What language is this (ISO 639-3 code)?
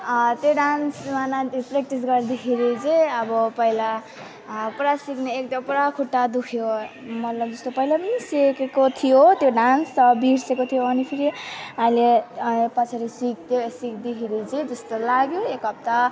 nep